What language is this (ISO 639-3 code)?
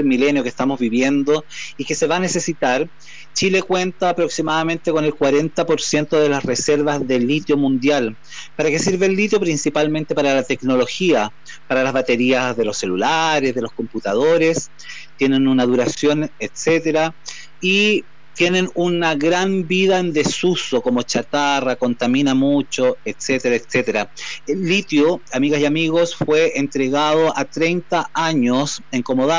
spa